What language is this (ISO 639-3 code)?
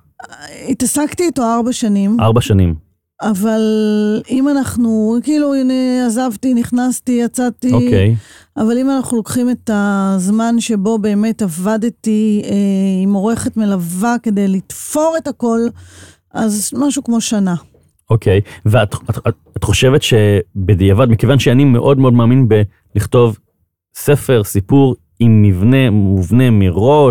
heb